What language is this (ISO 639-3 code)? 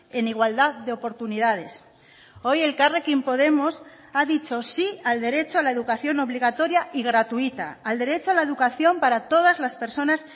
spa